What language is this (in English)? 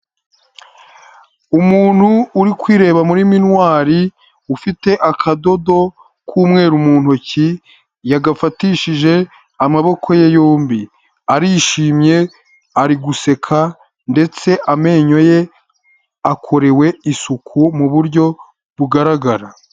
Kinyarwanda